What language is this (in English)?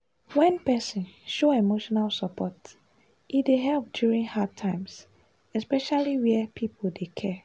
Nigerian Pidgin